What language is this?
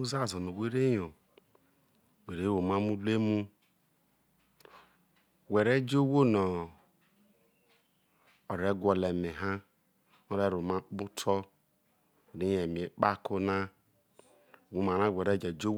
Isoko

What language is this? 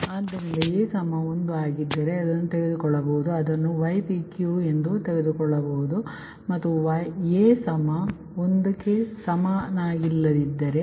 Kannada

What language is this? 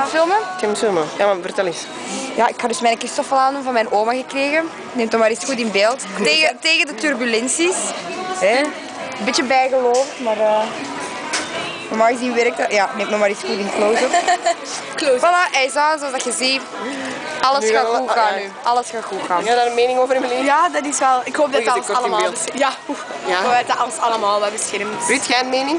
Dutch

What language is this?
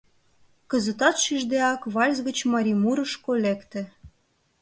Mari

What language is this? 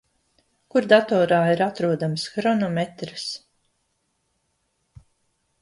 Latvian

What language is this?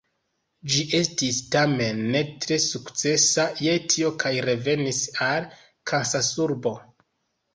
Esperanto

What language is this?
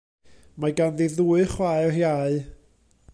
Welsh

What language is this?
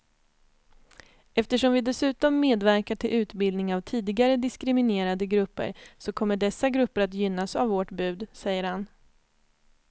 Swedish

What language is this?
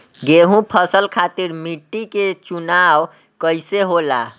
Bhojpuri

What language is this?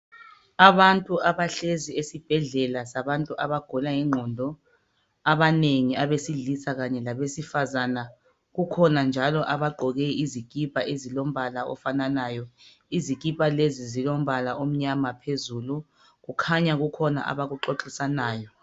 North Ndebele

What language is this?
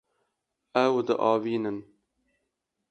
Kurdish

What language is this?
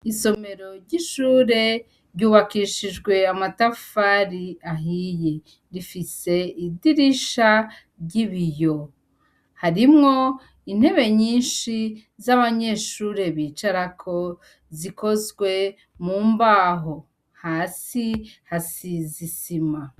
Rundi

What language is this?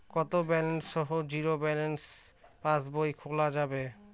Bangla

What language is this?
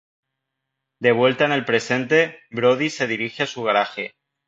Spanish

